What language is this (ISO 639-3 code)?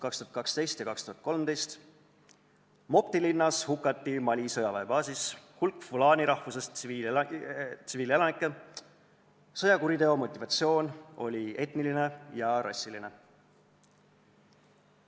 est